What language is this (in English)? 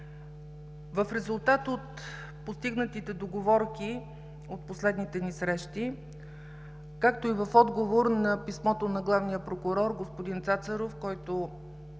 Bulgarian